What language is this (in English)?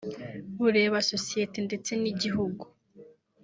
Kinyarwanda